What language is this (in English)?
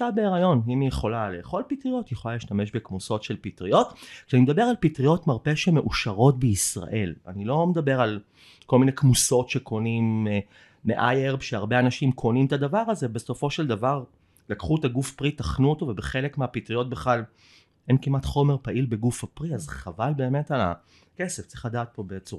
Hebrew